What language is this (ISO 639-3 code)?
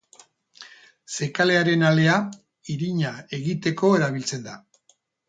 eus